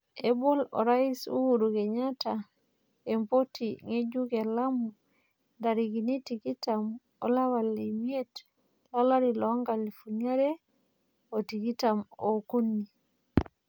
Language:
Masai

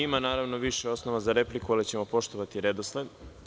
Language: Serbian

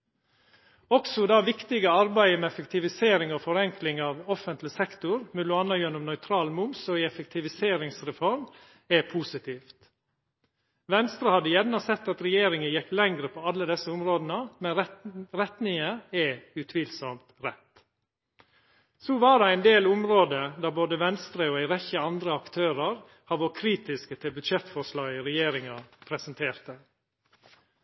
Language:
Norwegian Nynorsk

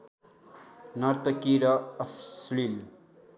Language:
Nepali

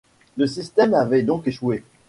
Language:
French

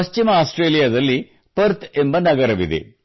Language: Kannada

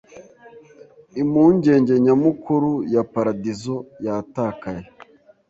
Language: Kinyarwanda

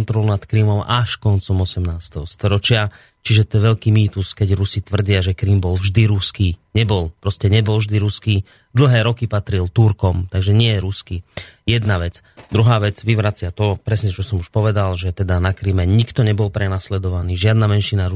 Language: Slovak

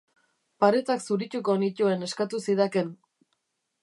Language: Basque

